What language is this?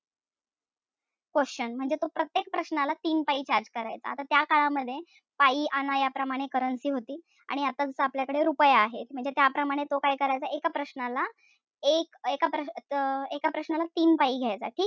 Marathi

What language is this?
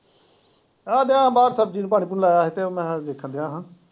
Punjabi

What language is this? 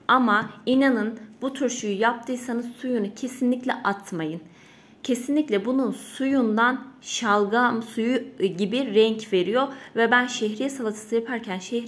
Turkish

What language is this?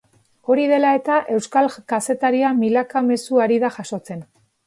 Basque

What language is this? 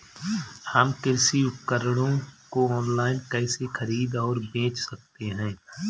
Hindi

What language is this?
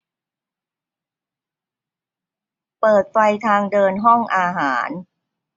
Thai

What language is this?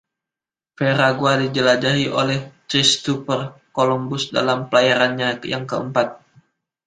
Indonesian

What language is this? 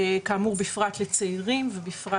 Hebrew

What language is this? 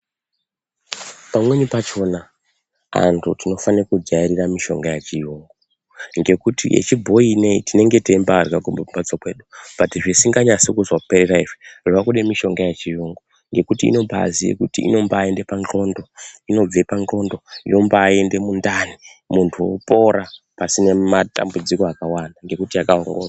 Ndau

